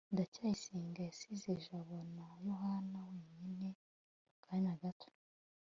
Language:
Kinyarwanda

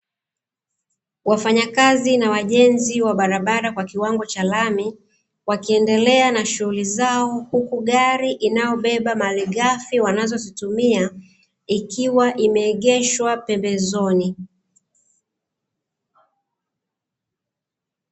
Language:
Swahili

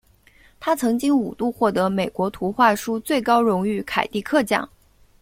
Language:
Chinese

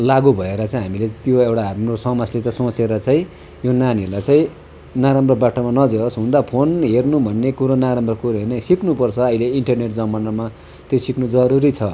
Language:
Nepali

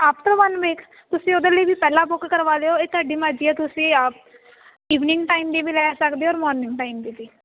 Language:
Punjabi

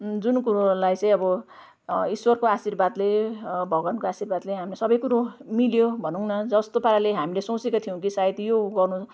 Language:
Nepali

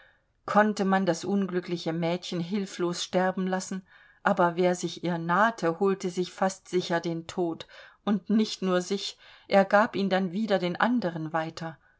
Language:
German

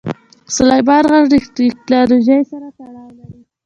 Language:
Pashto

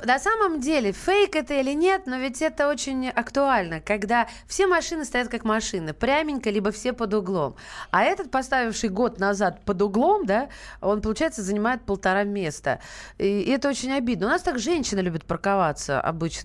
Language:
Russian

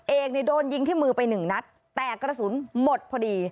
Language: Thai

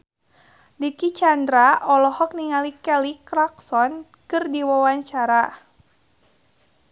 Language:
Sundanese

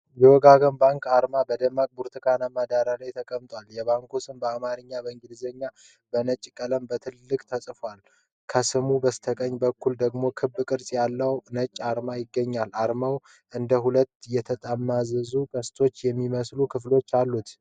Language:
Amharic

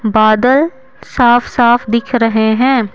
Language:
Hindi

